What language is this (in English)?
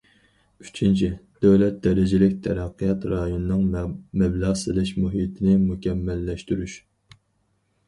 Uyghur